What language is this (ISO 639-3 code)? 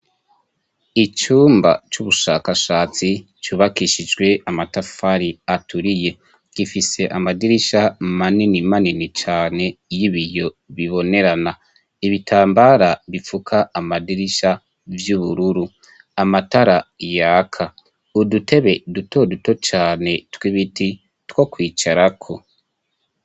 run